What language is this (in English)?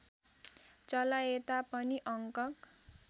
Nepali